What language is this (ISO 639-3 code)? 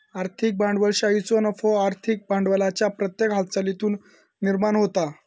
mar